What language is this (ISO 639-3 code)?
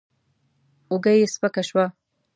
pus